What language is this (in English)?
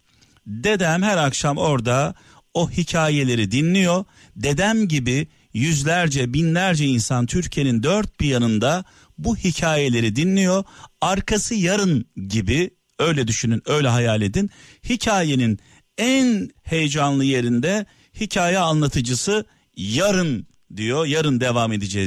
Turkish